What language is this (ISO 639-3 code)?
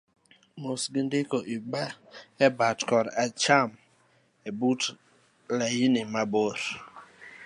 luo